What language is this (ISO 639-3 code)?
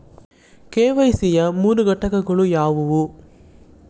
kan